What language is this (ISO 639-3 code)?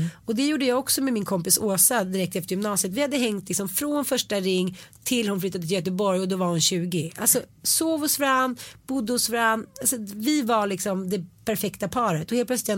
swe